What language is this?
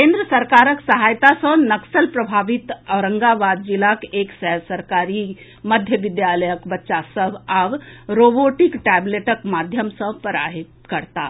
Maithili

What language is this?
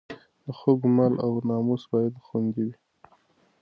Pashto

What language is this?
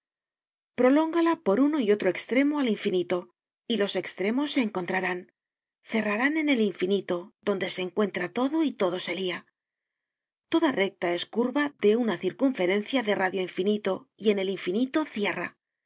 Spanish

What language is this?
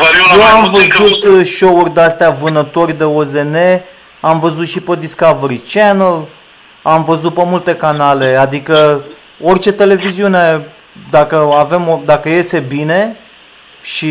Romanian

